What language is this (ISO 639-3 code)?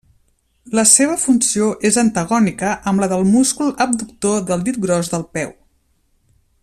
cat